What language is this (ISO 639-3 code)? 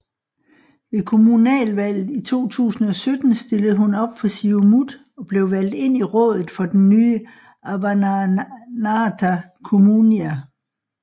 dan